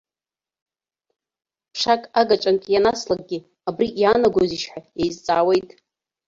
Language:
Abkhazian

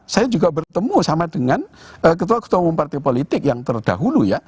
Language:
Indonesian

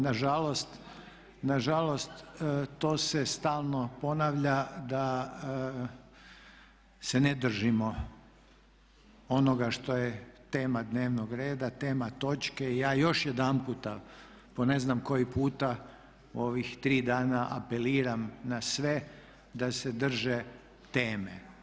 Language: Croatian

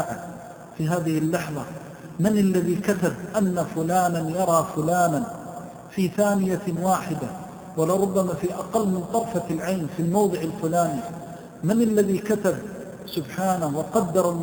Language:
Arabic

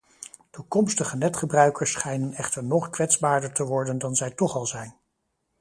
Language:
Dutch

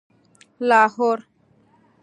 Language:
Pashto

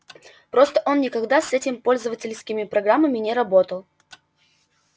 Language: Russian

